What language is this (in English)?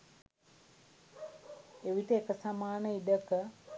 Sinhala